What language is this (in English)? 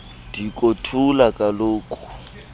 Xhosa